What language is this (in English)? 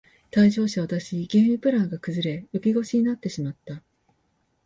Japanese